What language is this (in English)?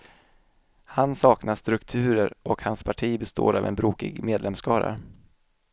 Swedish